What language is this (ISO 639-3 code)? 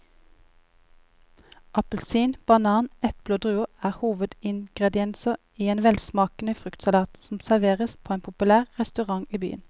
nor